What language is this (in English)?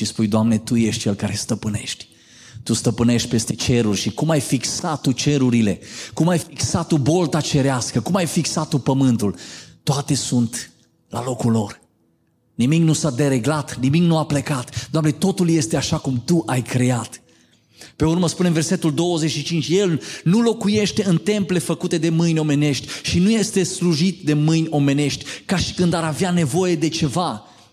Romanian